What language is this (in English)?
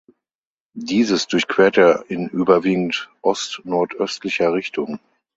German